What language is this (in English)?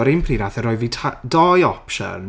Welsh